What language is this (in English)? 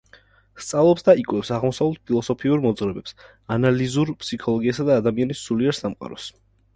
Georgian